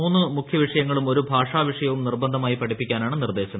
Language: Malayalam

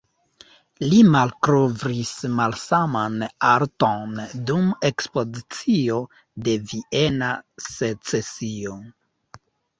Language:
Esperanto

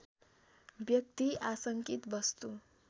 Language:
Nepali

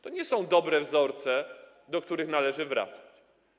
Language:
Polish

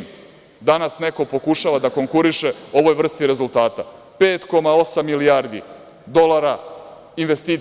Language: Serbian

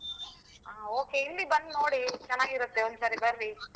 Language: Kannada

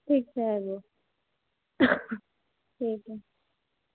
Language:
Maithili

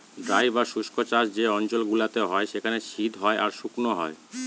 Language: Bangla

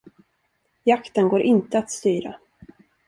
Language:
Swedish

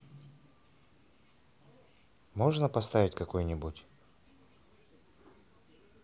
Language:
Russian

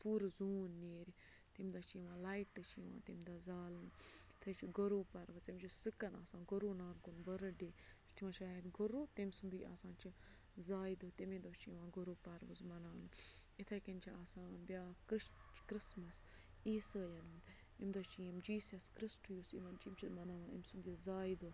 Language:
Kashmiri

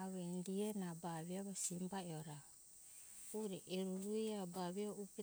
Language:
Hunjara-Kaina Ke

